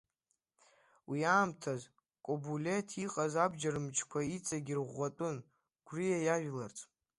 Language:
Abkhazian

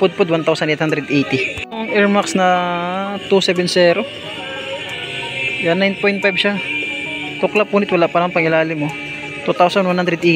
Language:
Filipino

